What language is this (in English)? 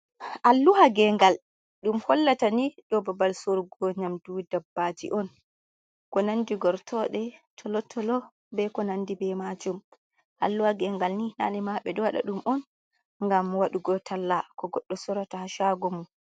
Fula